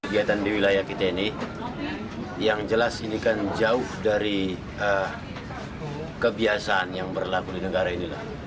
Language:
Indonesian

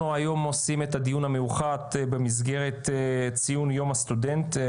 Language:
Hebrew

